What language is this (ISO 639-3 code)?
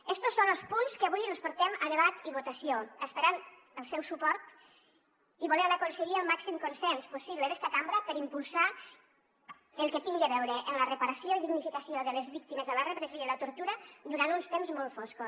cat